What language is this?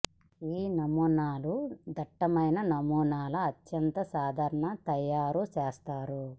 Telugu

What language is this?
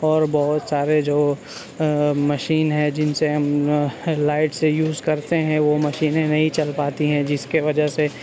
Urdu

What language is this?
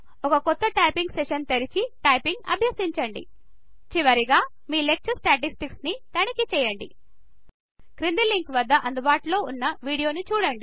Telugu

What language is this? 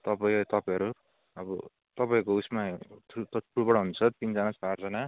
Nepali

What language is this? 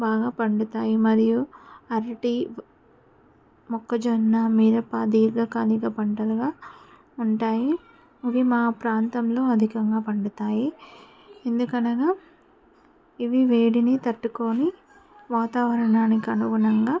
Telugu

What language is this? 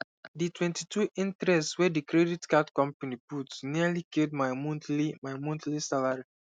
Nigerian Pidgin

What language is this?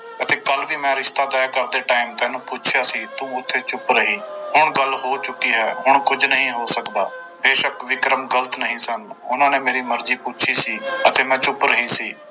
Punjabi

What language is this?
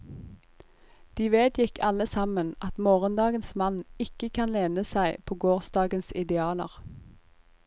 Norwegian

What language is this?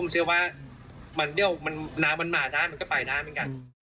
Thai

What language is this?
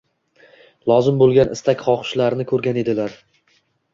Uzbek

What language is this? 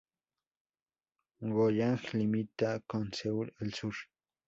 Spanish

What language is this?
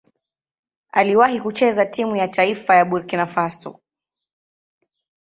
Swahili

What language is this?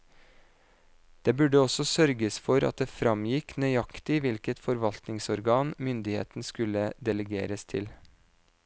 Norwegian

